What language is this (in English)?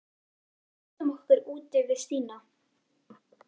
Icelandic